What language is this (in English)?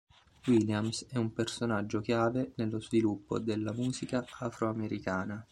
Italian